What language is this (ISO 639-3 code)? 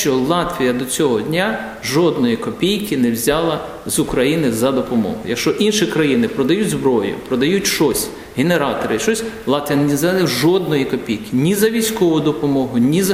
ukr